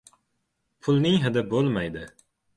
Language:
Uzbek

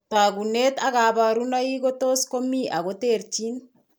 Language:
Kalenjin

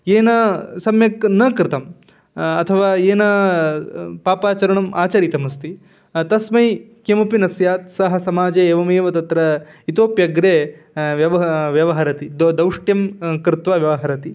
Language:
Sanskrit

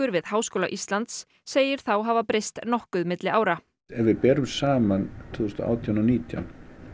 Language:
Icelandic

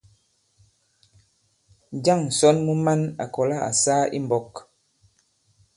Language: Bankon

